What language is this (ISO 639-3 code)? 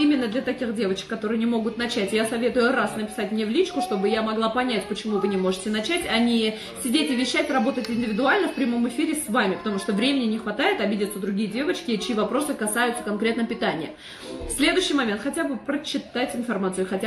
rus